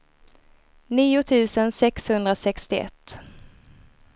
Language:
Swedish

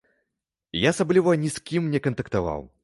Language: Belarusian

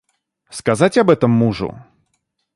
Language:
Russian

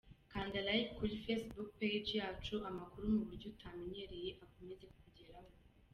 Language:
Kinyarwanda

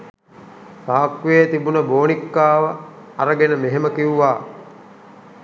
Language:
Sinhala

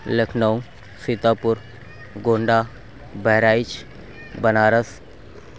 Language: Urdu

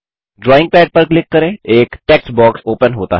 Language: Hindi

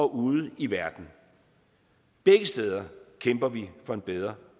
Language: Danish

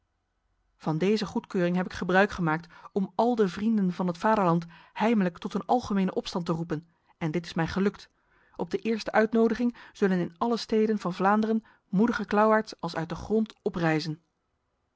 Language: Dutch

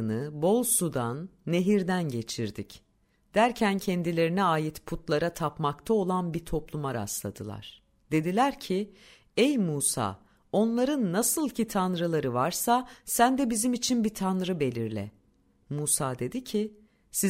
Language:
Turkish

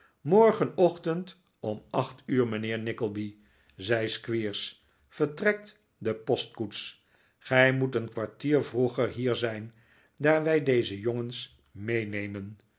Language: Dutch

